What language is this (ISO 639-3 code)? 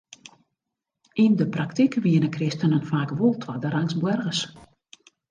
fry